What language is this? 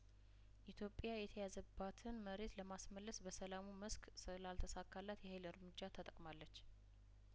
Amharic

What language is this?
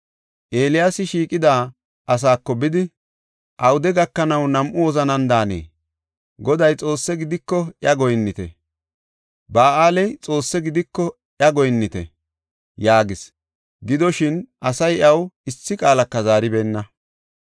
Gofa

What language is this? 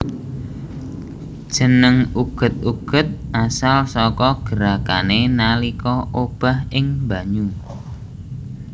Javanese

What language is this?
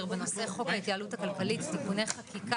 Hebrew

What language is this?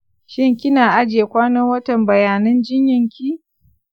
Hausa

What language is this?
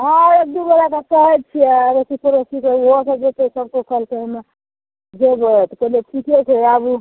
Maithili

